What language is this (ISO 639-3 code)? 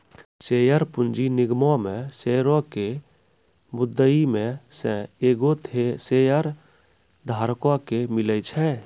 mai